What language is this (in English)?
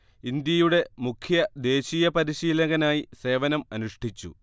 Malayalam